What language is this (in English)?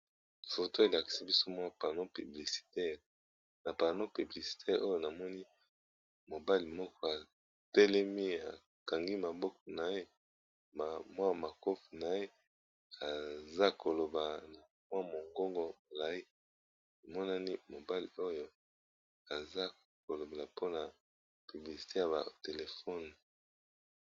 Lingala